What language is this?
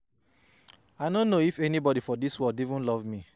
Nigerian Pidgin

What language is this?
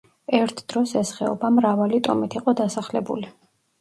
Georgian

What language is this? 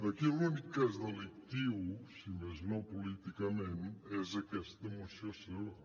Catalan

